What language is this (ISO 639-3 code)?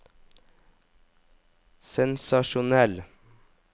nor